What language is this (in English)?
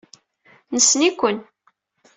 Kabyle